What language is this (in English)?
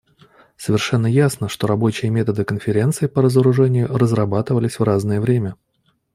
Russian